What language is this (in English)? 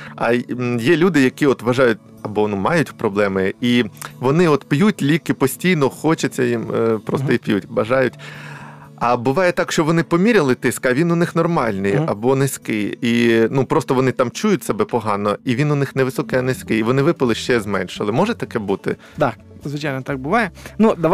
Ukrainian